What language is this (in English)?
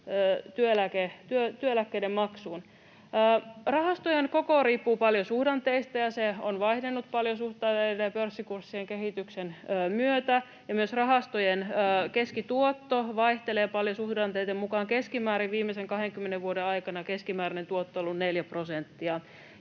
Finnish